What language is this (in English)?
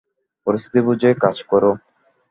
Bangla